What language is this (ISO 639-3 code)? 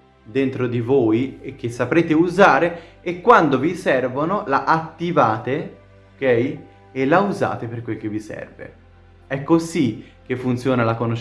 ita